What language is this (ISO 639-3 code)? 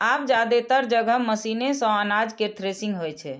mai